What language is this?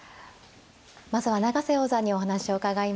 Japanese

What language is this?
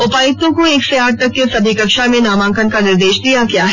Hindi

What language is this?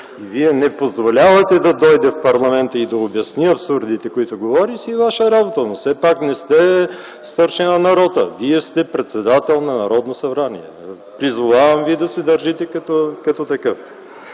Bulgarian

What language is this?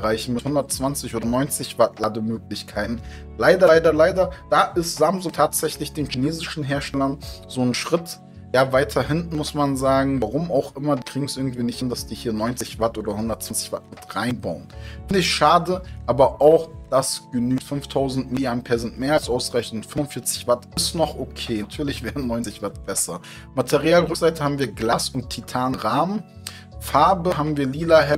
German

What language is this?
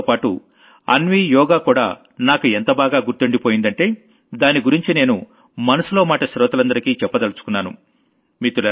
Telugu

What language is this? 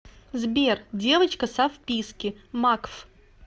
Russian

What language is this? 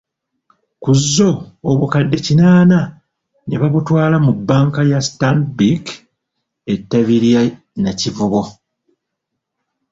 Ganda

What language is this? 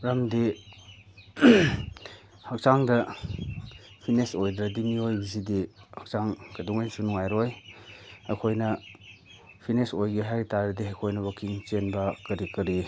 Manipuri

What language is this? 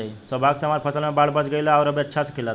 Bhojpuri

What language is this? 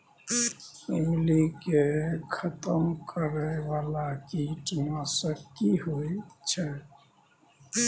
Maithili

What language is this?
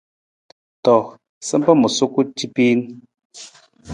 Nawdm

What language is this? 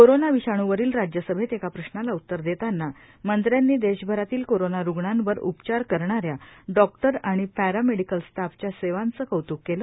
Marathi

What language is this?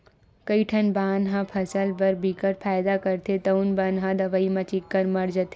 Chhattisgarhi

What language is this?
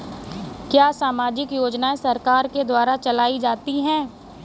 Hindi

